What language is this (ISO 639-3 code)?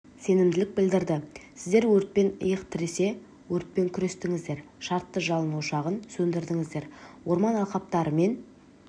kaz